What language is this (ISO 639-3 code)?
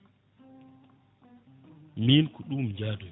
ful